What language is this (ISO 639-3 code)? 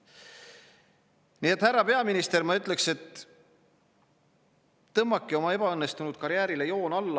est